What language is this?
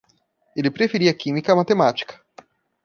Portuguese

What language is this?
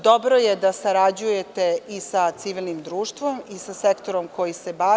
Serbian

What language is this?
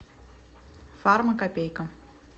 Russian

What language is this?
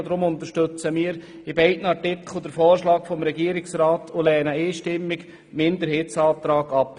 Swiss German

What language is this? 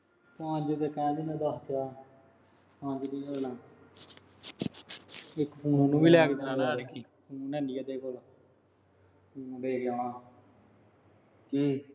Punjabi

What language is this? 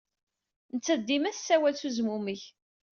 Kabyle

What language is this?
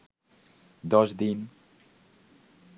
Bangla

